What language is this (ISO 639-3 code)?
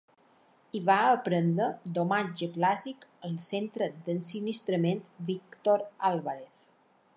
cat